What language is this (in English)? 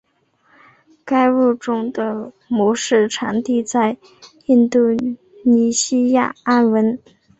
Chinese